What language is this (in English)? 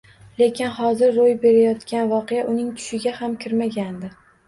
Uzbek